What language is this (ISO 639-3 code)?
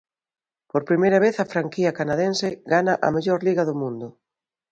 glg